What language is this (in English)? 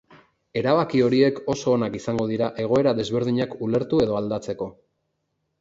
Basque